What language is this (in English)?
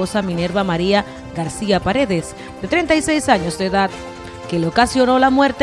Spanish